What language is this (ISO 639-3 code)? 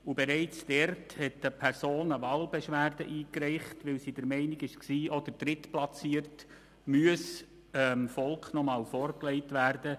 gsw